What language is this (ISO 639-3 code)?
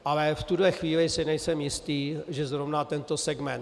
ces